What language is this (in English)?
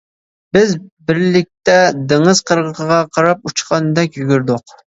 Uyghur